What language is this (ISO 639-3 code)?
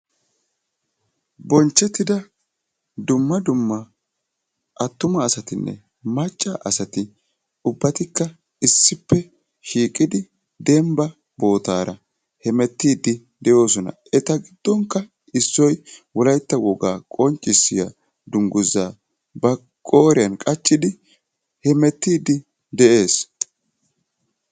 wal